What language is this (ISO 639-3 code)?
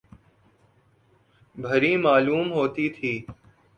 urd